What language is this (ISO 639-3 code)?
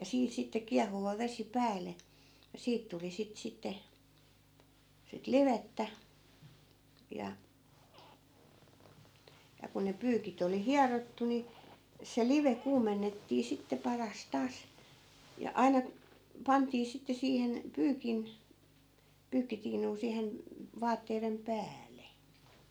fin